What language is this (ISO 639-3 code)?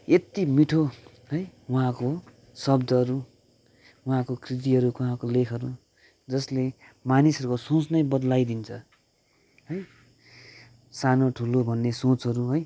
nep